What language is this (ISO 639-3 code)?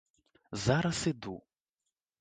bel